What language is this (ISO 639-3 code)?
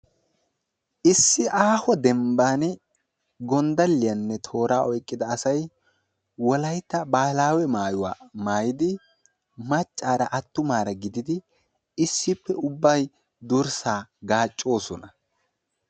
wal